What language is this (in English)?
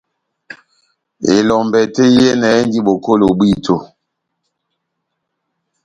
Batanga